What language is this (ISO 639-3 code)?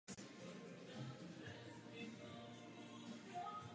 ces